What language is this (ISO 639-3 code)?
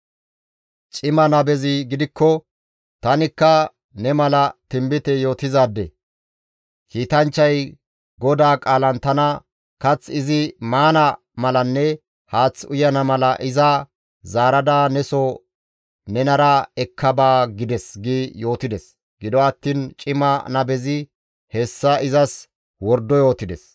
gmv